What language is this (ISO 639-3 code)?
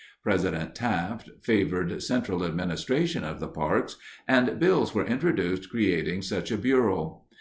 eng